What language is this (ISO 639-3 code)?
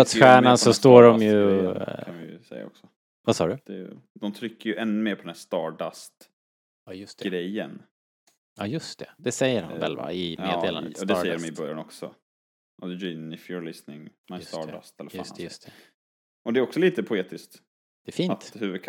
swe